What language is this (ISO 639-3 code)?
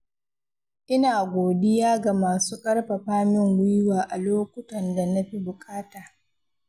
hau